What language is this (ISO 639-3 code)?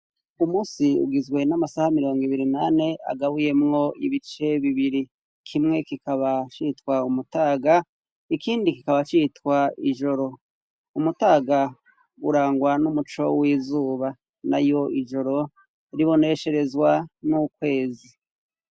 run